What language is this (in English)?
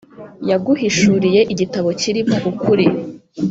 Kinyarwanda